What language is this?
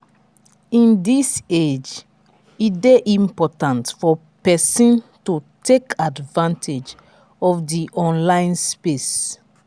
Nigerian Pidgin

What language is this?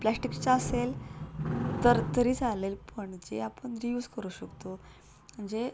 Marathi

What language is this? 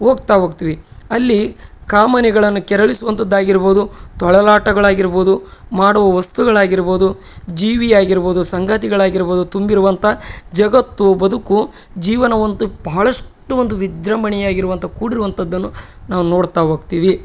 Kannada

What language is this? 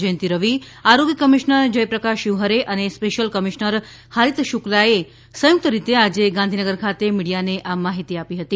Gujarati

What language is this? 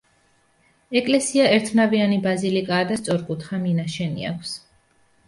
Georgian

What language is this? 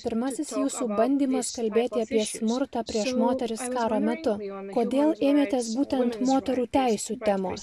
Lithuanian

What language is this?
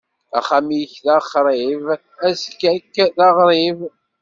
Kabyle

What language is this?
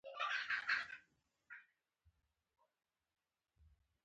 Pashto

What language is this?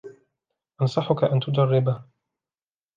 Arabic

